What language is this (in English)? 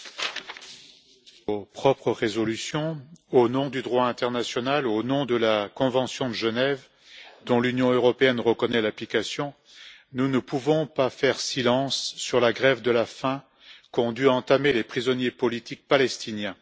French